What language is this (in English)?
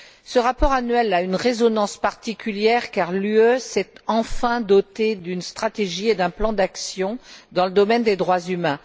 French